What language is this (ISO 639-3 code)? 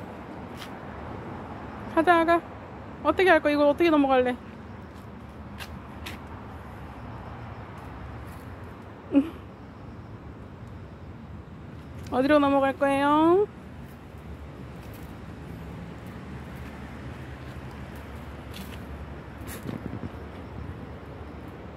kor